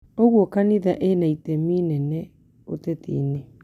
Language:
Kikuyu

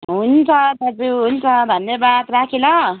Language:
Nepali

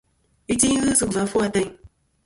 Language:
Kom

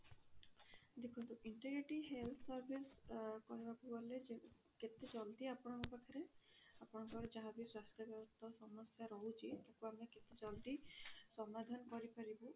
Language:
Odia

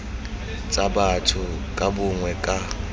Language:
Tswana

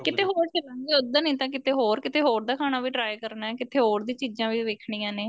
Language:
Punjabi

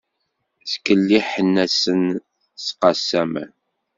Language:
Kabyle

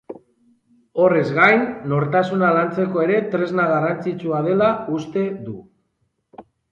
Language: Basque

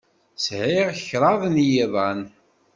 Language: Kabyle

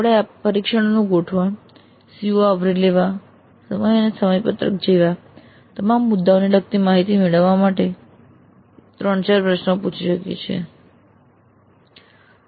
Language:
Gujarati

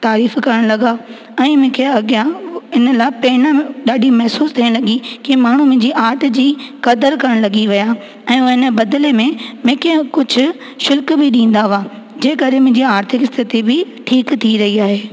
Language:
Sindhi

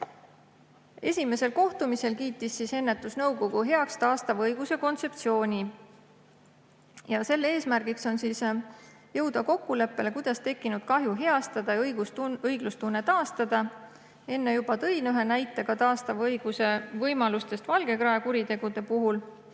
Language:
Estonian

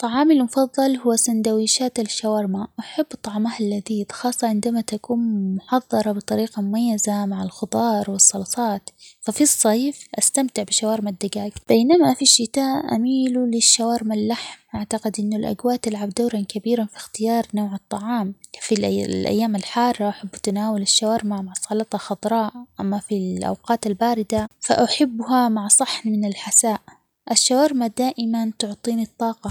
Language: Omani Arabic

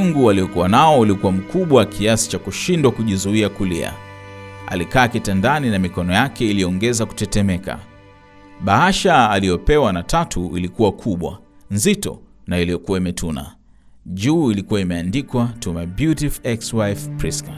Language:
Swahili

